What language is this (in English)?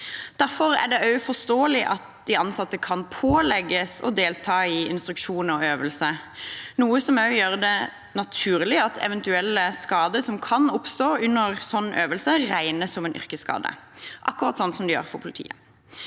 Norwegian